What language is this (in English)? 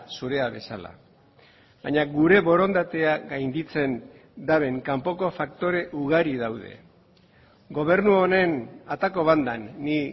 Basque